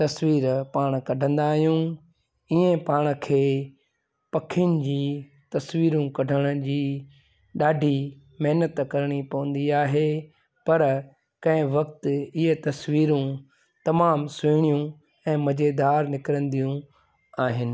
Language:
Sindhi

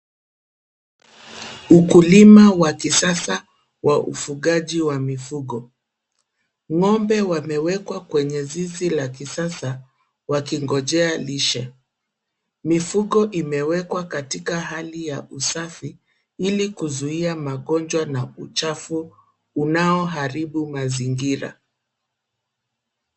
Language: Swahili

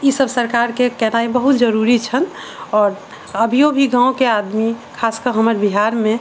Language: Maithili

